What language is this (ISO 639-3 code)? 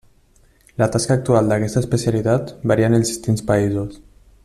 cat